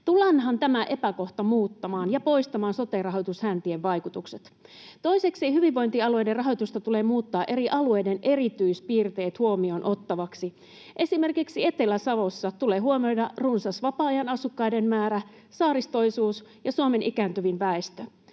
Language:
Finnish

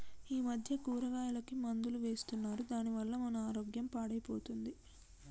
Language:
Telugu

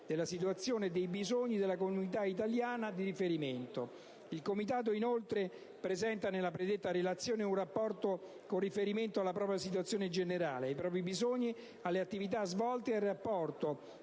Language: Italian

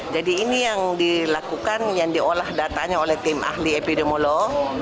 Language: Indonesian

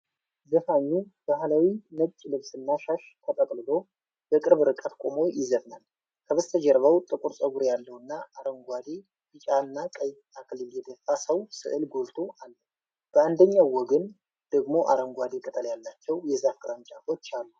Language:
Amharic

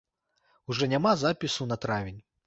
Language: Belarusian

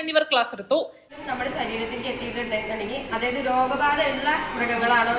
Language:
Malayalam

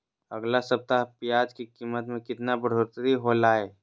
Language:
Magahi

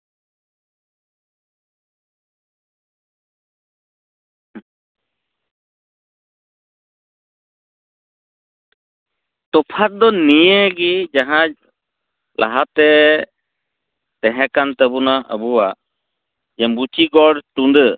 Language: Santali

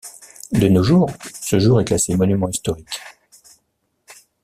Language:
French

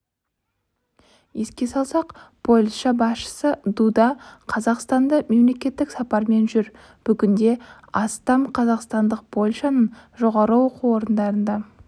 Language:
Kazakh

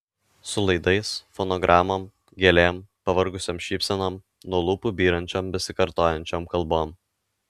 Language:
Lithuanian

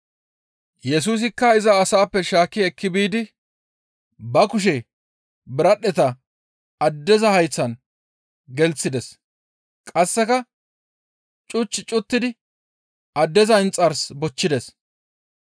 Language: Gamo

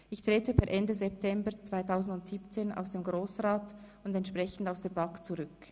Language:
Swiss German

